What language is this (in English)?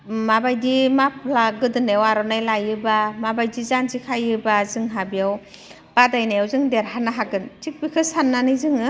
Bodo